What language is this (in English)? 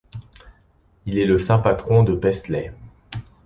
French